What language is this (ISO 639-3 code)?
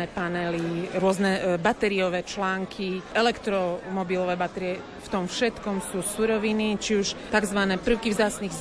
slk